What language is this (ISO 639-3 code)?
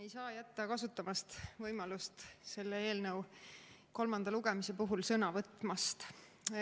est